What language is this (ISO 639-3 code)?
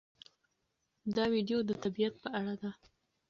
pus